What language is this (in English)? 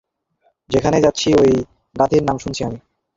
Bangla